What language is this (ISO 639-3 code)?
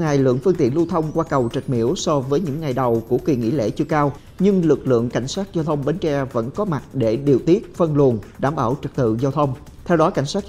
vie